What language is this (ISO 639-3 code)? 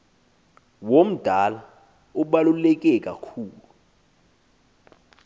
xho